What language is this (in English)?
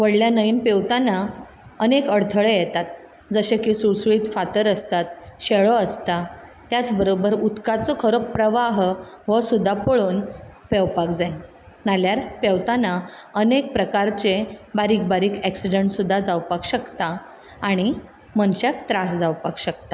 Konkani